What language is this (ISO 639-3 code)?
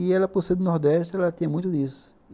por